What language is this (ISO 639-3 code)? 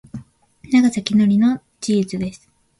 jpn